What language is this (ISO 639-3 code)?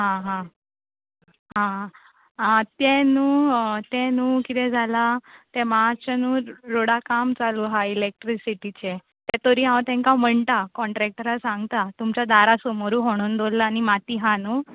kok